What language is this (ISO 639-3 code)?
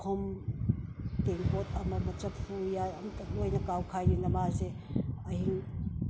mni